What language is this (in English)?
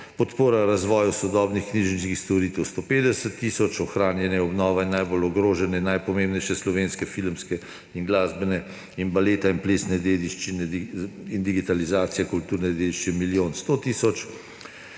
Slovenian